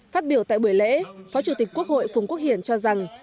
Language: Vietnamese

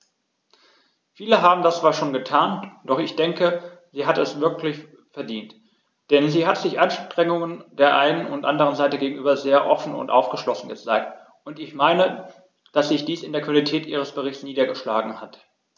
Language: German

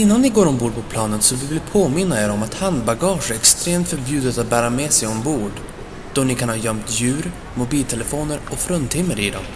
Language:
Swedish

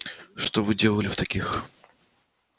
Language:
Russian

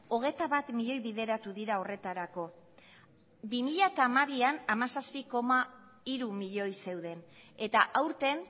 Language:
Basque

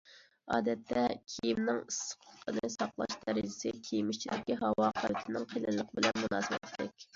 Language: Uyghur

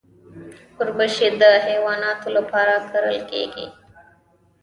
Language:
Pashto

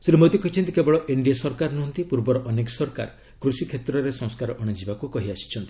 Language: Odia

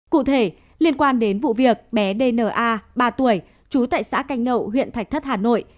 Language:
Vietnamese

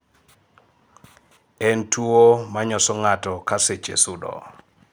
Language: Luo (Kenya and Tanzania)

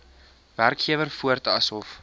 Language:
Afrikaans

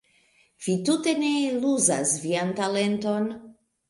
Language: Esperanto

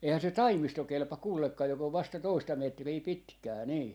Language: Finnish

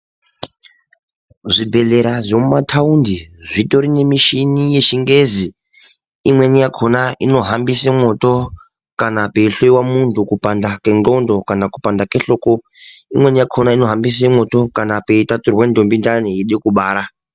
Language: Ndau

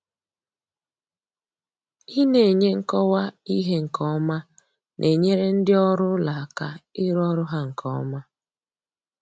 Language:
Igbo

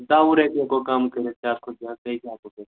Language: Kashmiri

